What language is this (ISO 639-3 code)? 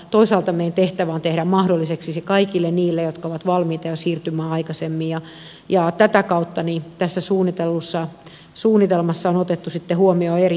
fin